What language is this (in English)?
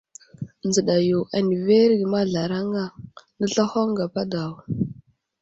Wuzlam